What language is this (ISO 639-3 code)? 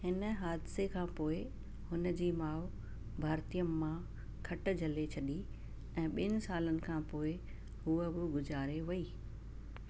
snd